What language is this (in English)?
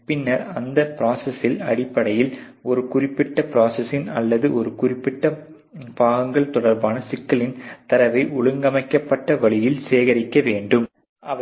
Tamil